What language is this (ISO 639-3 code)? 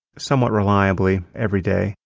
eng